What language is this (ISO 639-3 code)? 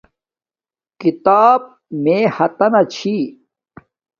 dmk